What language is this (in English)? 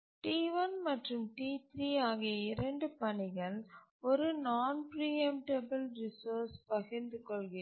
Tamil